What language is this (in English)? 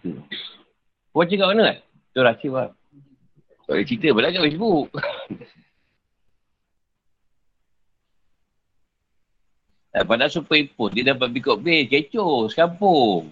Malay